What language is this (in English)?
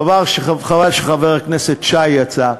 Hebrew